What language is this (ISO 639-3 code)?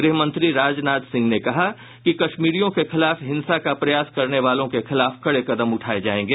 hin